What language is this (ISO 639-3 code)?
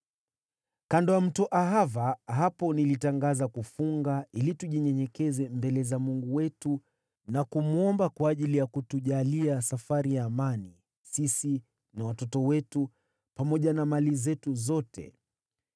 swa